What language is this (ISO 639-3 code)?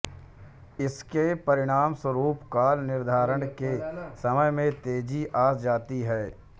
hin